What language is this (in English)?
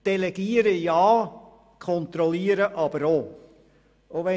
Swiss German